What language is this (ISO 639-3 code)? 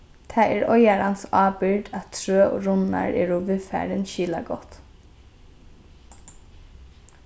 fao